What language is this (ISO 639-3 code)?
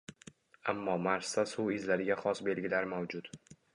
uzb